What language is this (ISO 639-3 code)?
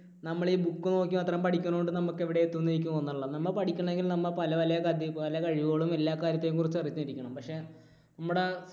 mal